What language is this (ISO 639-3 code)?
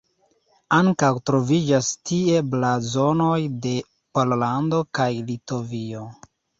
epo